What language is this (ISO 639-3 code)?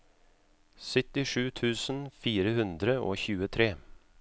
nor